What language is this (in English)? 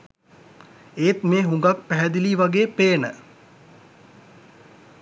Sinhala